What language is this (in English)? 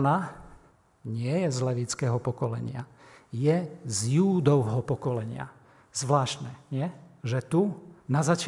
Slovak